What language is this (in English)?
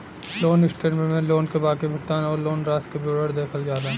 Bhojpuri